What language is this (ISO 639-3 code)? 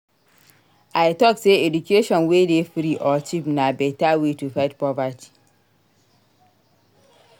pcm